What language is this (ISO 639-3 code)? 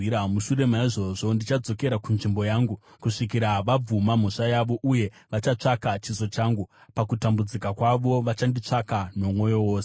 sna